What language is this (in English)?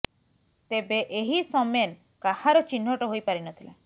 Odia